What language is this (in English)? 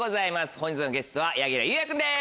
Japanese